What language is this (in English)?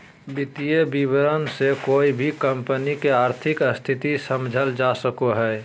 Magahi